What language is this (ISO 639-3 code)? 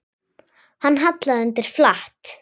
isl